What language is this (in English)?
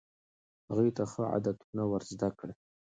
Pashto